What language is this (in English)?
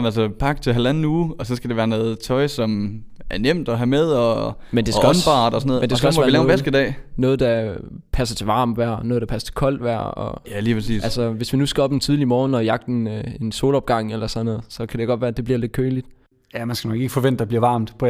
Danish